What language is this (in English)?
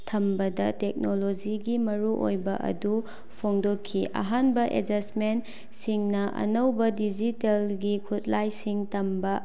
Manipuri